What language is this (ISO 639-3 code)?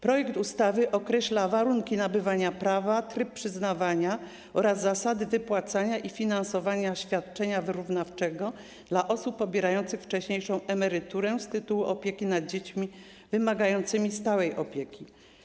pol